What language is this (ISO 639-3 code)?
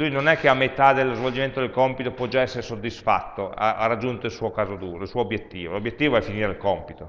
ita